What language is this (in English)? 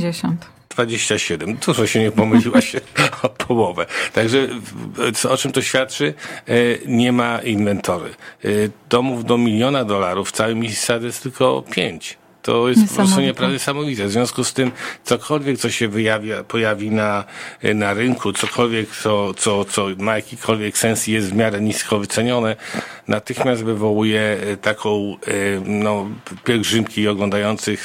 Polish